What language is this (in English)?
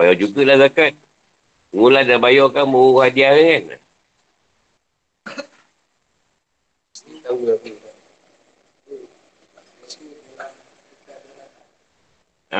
Malay